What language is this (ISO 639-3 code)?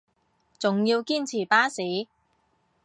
yue